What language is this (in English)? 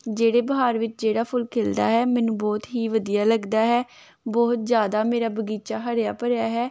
Punjabi